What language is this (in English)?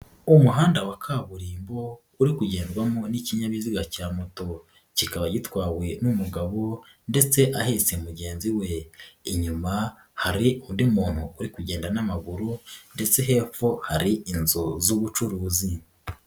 Kinyarwanda